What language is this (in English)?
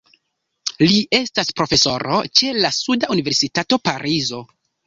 Esperanto